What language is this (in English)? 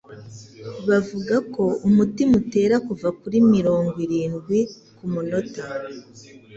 Kinyarwanda